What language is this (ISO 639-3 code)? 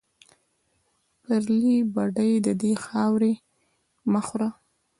pus